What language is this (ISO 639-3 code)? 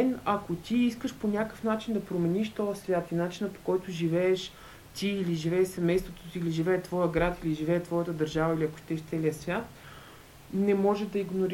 bul